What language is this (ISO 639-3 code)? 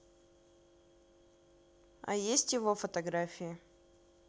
rus